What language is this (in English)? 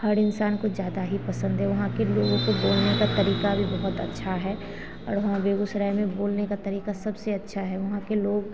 Hindi